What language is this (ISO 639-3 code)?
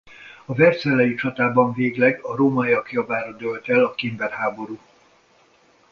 hun